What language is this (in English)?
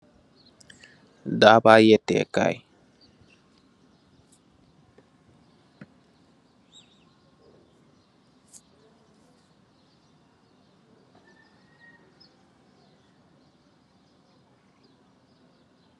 Wolof